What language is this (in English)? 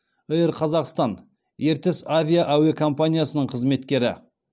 Kazakh